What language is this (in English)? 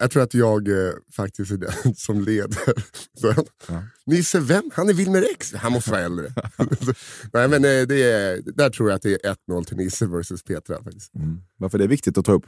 Swedish